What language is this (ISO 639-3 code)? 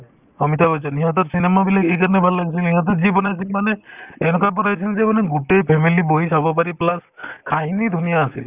asm